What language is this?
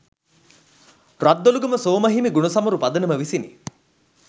Sinhala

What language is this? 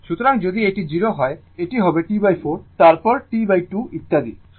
Bangla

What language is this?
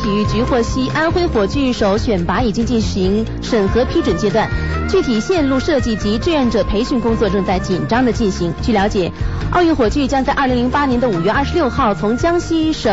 Chinese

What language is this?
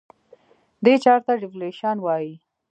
Pashto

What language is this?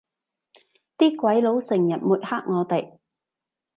Cantonese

